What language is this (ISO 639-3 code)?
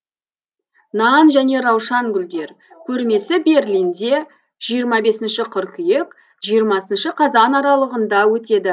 kaz